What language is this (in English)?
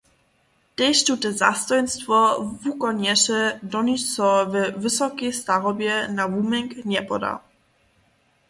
Upper Sorbian